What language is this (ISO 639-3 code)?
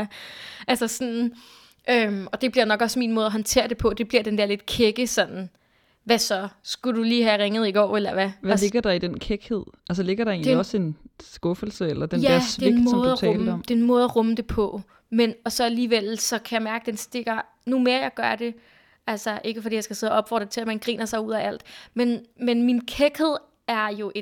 dan